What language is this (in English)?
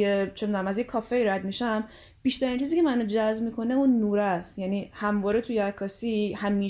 Persian